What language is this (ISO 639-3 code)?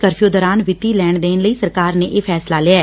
pan